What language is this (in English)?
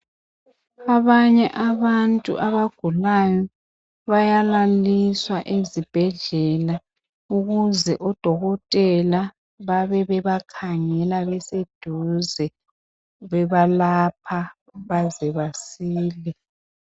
North Ndebele